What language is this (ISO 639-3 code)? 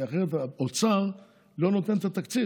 heb